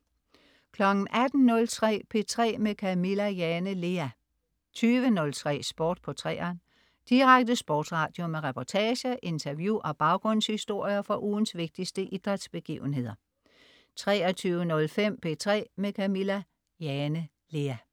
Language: Danish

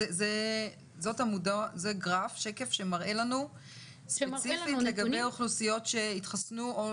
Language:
Hebrew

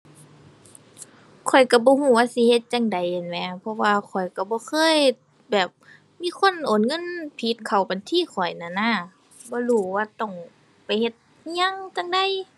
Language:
Thai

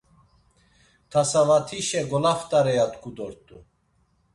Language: Laz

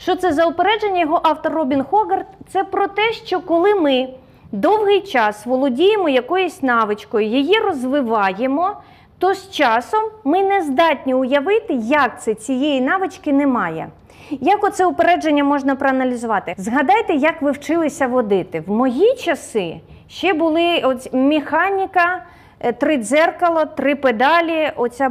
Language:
Ukrainian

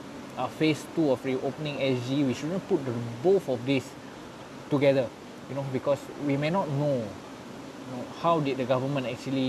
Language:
Malay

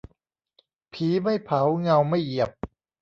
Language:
Thai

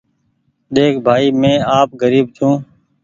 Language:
Goaria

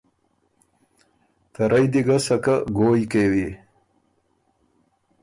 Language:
Ormuri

